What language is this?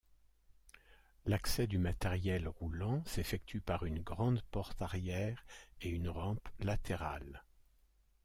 French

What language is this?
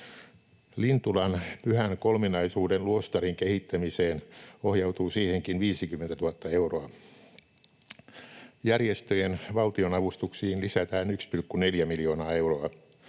Finnish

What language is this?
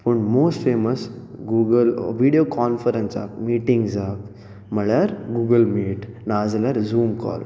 Konkani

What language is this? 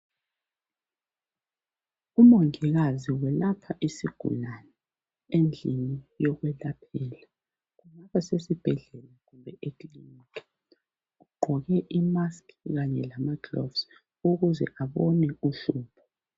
North Ndebele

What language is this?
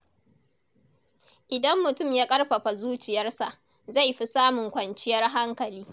Hausa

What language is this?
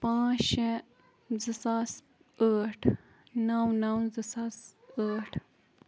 Kashmiri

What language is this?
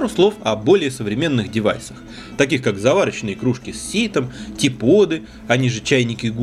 Russian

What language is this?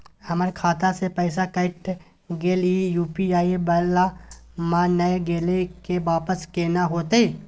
Maithili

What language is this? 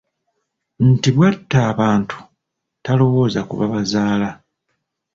Ganda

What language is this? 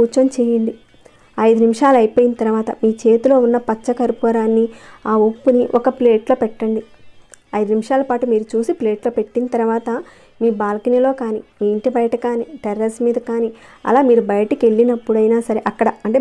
Telugu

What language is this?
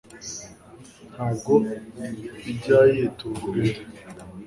Kinyarwanda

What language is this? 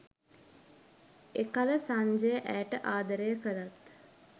Sinhala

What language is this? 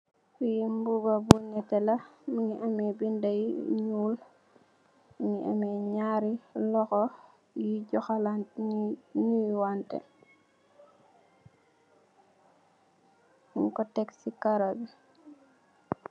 Wolof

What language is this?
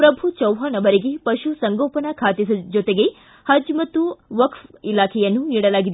Kannada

